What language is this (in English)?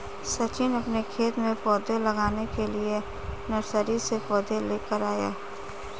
Hindi